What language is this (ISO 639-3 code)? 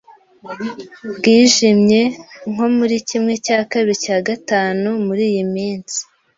kin